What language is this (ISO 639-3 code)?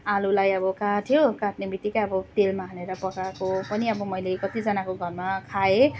nep